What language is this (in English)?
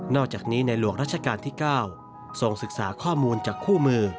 Thai